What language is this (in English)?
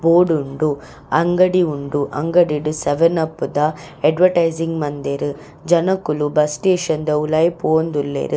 Tulu